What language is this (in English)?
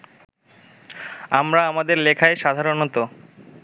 Bangla